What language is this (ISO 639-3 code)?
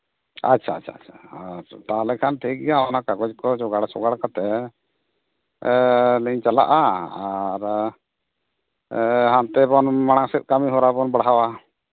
sat